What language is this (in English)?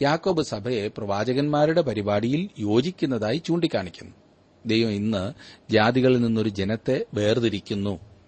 Malayalam